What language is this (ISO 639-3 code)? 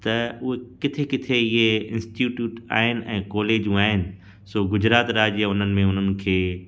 snd